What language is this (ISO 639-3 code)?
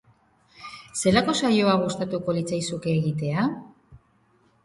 eus